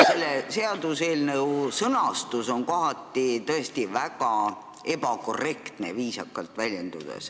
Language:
Estonian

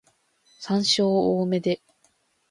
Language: Japanese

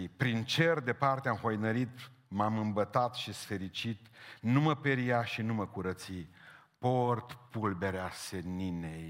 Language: Romanian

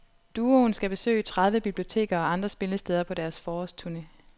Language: Danish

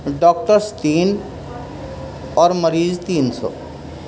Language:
Urdu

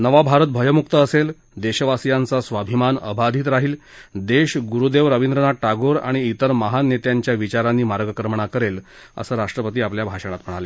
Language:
Marathi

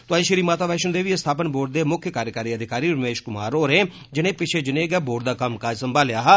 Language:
Dogri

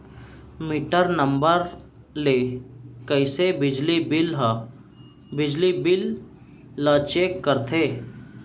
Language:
Chhattisgarhi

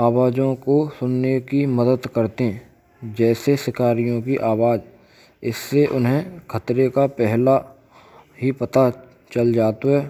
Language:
Braj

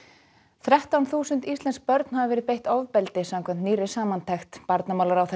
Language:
Icelandic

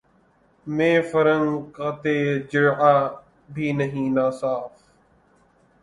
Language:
Urdu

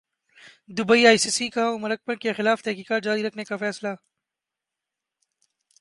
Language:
Urdu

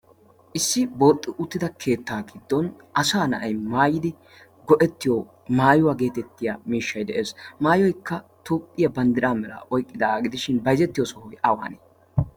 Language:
Wolaytta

